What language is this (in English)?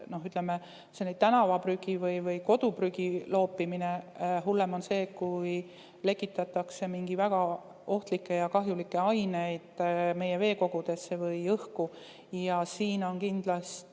Estonian